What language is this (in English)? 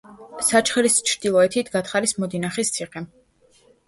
Georgian